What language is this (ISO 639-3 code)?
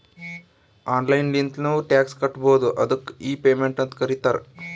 kan